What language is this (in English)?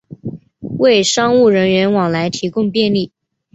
Chinese